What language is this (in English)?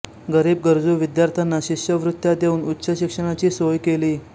Marathi